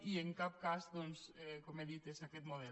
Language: Catalan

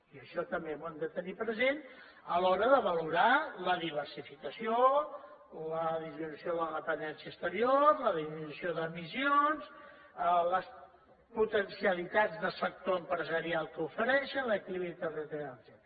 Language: Catalan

